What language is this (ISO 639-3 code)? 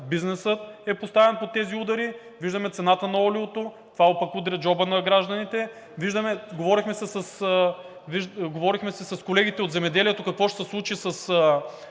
bul